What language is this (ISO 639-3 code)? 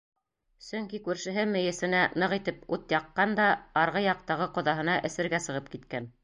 bak